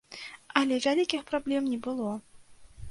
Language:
Belarusian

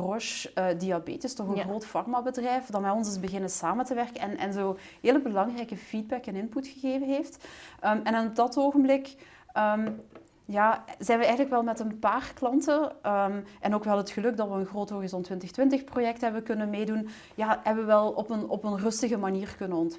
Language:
Dutch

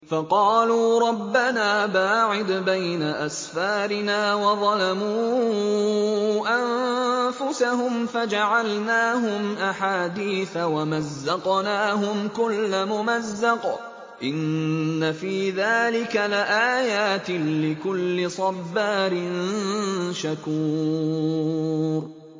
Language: Arabic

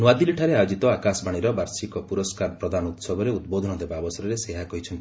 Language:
Odia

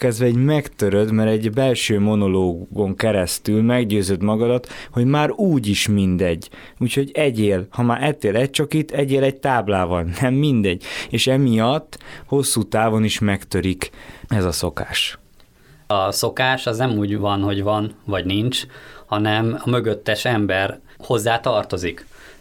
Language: Hungarian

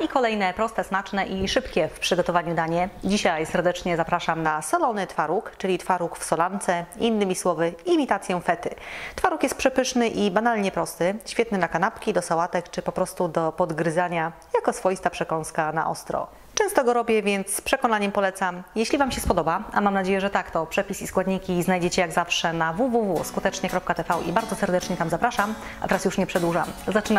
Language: Polish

